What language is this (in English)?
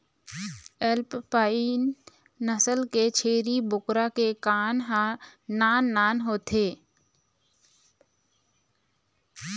Chhattisgarhi